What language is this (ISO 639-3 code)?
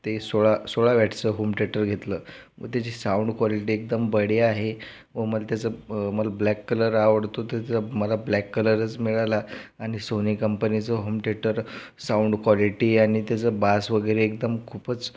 mar